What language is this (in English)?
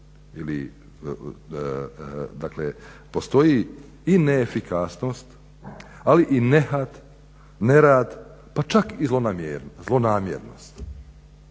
Croatian